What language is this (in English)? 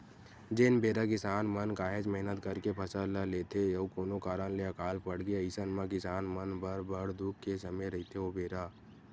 Chhattisgarhi